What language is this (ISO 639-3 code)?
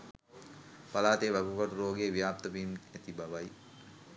sin